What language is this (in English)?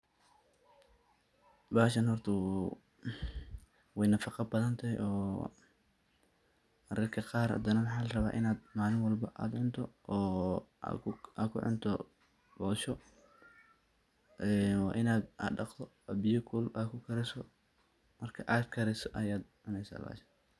Somali